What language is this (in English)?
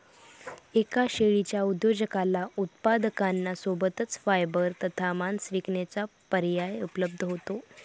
Marathi